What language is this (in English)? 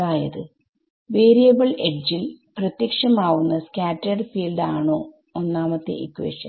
Malayalam